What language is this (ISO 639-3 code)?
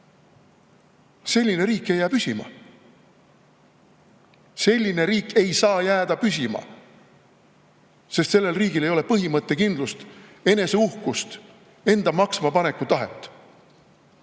est